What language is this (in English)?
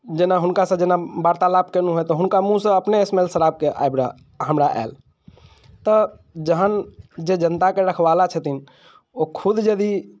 Maithili